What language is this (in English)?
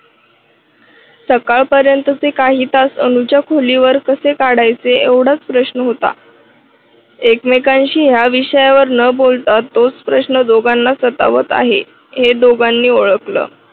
Marathi